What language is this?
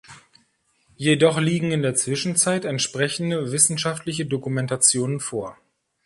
German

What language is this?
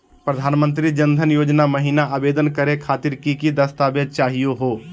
Magahi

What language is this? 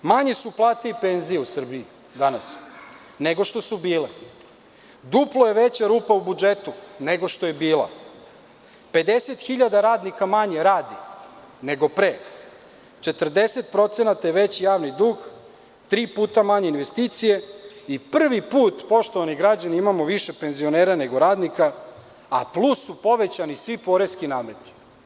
Serbian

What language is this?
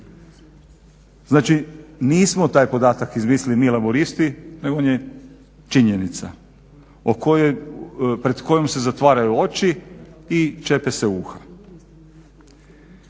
Croatian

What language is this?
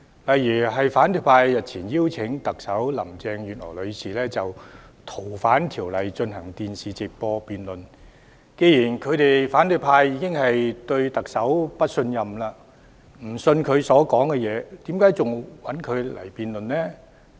Cantonese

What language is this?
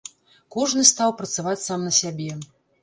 Belarusian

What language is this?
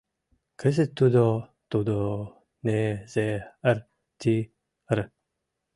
Mari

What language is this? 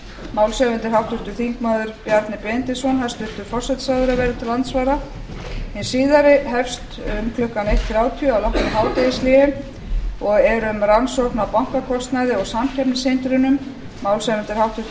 Icelandic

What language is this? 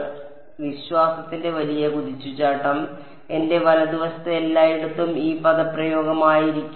Malayalam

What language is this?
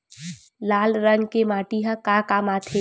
Chhattisgarhi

